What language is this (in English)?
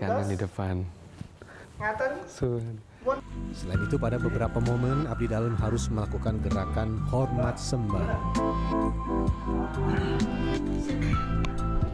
Indonesian